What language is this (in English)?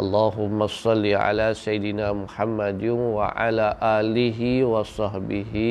Malay